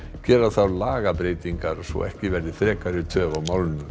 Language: Icelandic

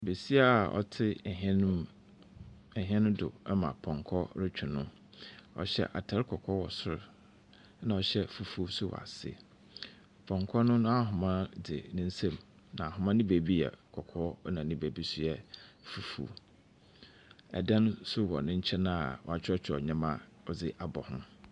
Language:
Akan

